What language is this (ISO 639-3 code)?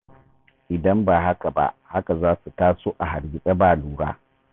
hau